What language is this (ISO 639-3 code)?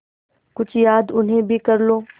hin